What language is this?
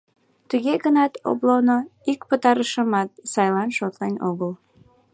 Mari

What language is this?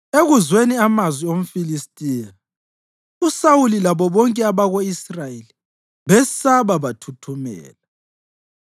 North Ndebele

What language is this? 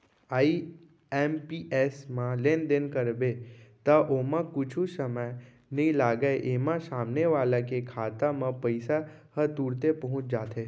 Chhattisgarhi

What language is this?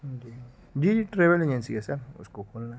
Urdu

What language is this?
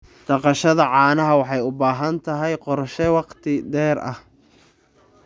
Somali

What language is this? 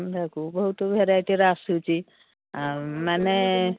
Odia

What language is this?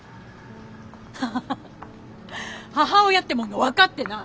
Japanese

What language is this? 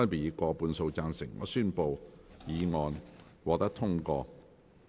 Cantonese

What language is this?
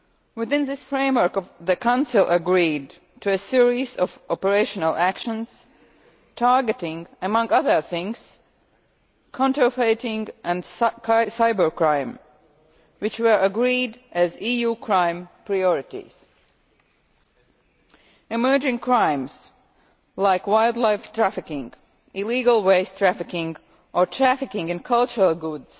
English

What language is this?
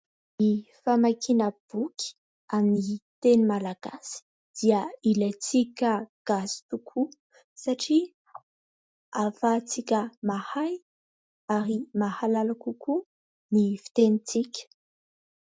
Malagasy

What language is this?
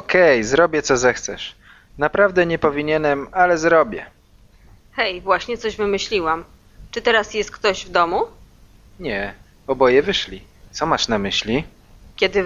Polish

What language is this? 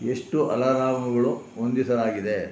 Kannada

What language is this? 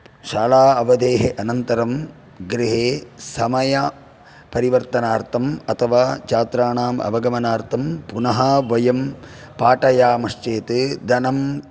Sanskrit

